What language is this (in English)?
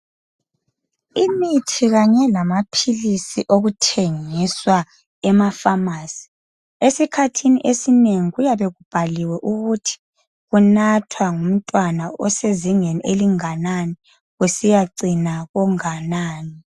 North Ndebele